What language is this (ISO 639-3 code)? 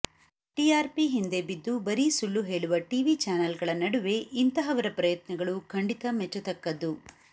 kan